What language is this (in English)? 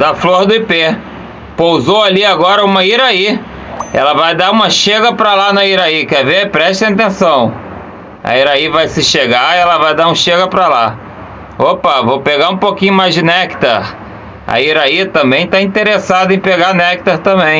Portuguese